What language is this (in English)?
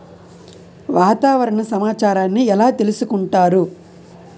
Telugu